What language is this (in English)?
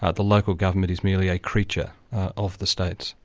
English